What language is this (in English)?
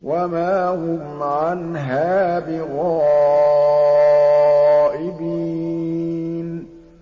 Arabic